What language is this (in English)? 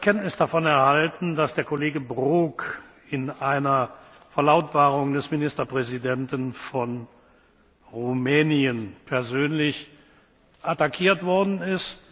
German